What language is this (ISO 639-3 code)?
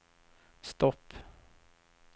swe